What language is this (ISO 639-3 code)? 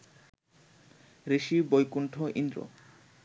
ben